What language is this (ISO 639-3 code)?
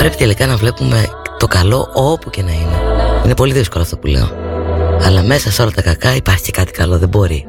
ell